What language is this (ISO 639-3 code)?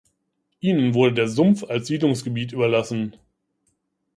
deu